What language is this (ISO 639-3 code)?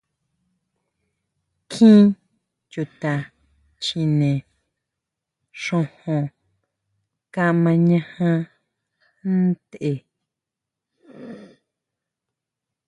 mau